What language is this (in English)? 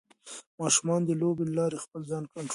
Pashto